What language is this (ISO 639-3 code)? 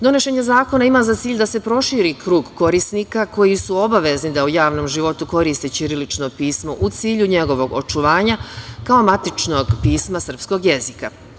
srp